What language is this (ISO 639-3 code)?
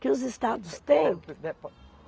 por